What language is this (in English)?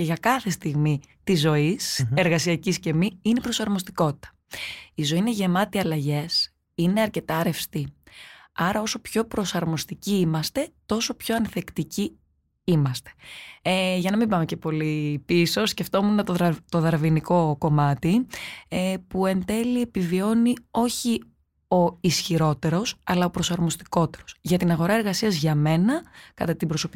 Greek